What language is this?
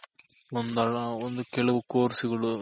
Kannada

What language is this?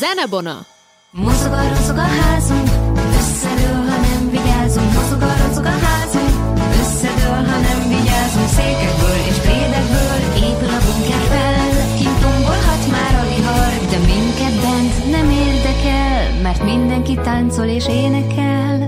Hungarian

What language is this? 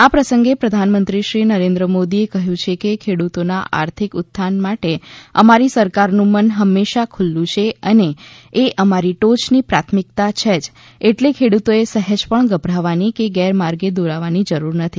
Gujarati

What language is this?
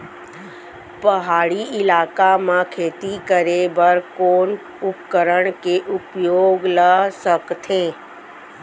Chhattisgarhi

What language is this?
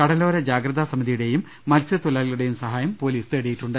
Malayalam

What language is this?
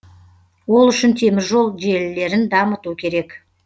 Kazakh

